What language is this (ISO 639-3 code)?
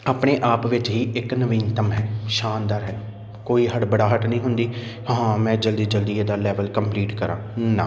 pan